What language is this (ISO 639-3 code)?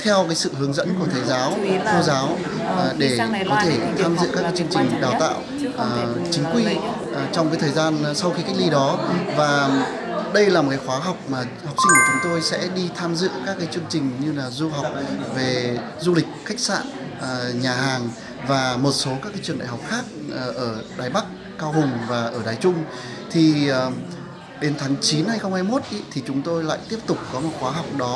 vie